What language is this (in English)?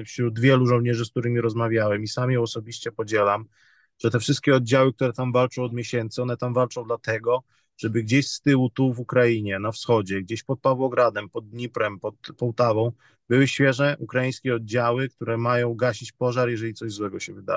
Polish